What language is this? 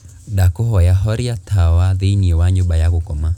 Kikuyu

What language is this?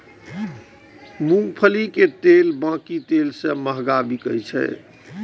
Maithili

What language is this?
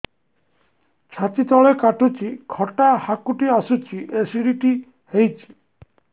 Odia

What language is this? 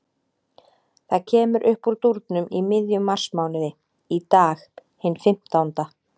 Icelandic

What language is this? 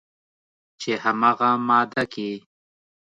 Pashto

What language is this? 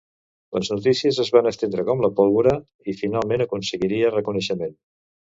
Catalan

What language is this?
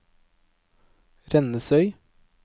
Norwegian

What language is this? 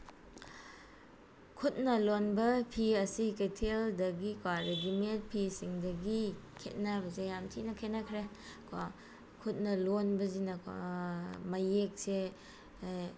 Manipuri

